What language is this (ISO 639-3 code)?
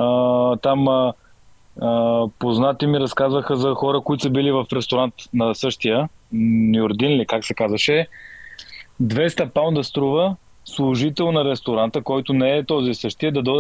bul